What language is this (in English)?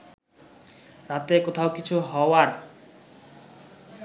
Bangla